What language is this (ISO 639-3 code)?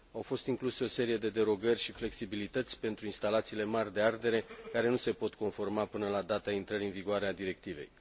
ron